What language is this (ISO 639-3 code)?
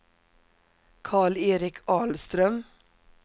swe